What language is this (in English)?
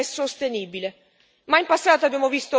Italian